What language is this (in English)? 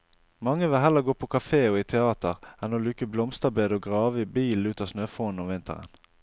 Norwegian